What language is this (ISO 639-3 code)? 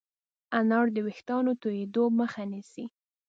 pus